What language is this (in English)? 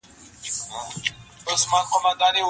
Pashto